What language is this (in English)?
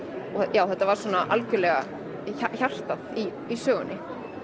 Icelandic